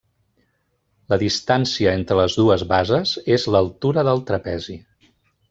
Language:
Catalan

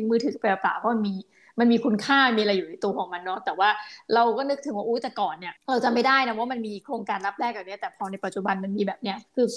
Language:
Thai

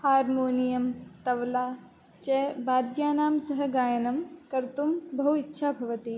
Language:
Sanskrit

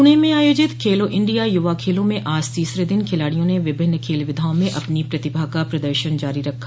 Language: Hindi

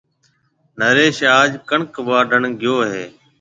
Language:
Marwari (Pakistan)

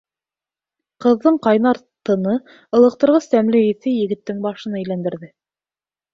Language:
Bashkir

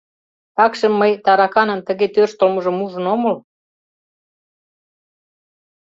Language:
Mari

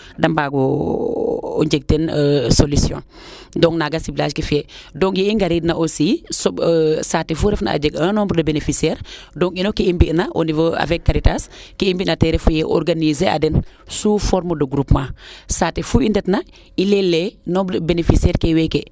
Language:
Serer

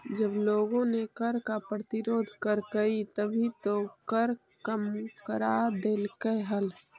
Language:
Magahi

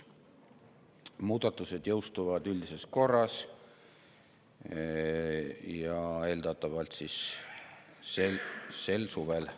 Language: Estonian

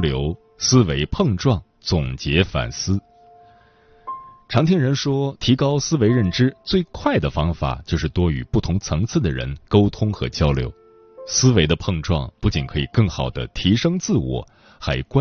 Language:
Chinese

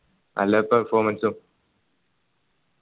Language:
Malayalam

